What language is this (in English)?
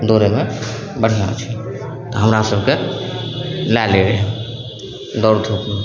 Maithili